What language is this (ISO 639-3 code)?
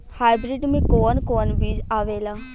bho